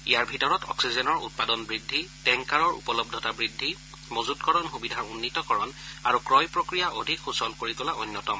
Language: Assamese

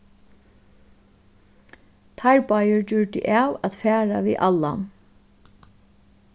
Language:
Faroese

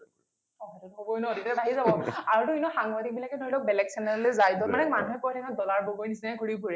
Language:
Assamese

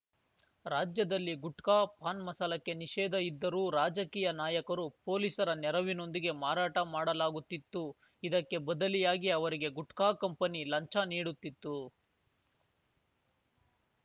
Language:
Kannada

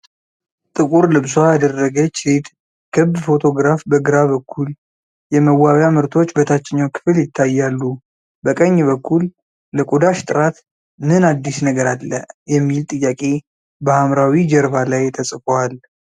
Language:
Amharic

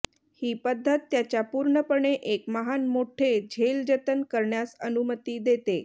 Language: Marathi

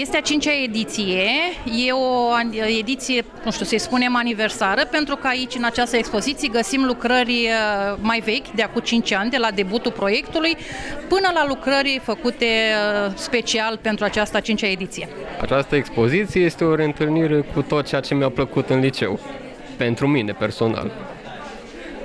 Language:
Romanian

